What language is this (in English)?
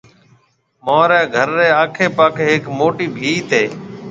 Marwari (Pakistan)